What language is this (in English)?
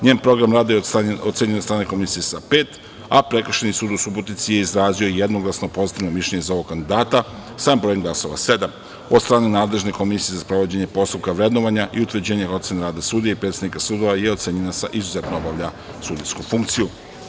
Serbian